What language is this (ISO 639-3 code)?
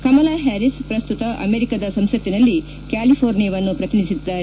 kan